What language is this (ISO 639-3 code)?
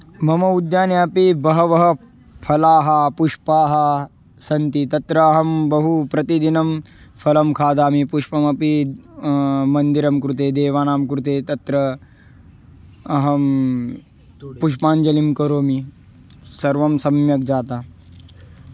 san